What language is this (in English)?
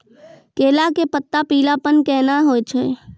Maithili